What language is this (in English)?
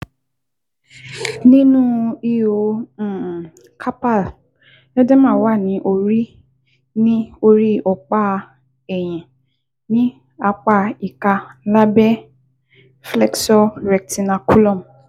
Yoruba